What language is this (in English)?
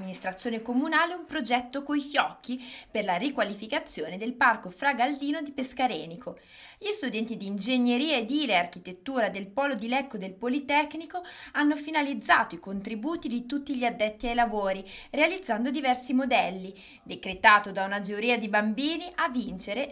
Italian